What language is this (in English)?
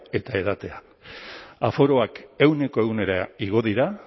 Basque